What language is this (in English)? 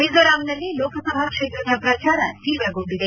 Kannada